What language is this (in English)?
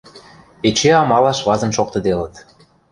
Western Mari